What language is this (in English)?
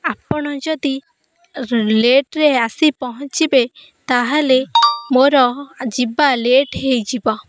Odia